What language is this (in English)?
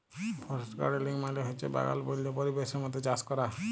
Bangla